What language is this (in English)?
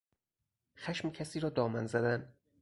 Persian